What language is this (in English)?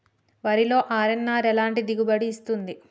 Telugu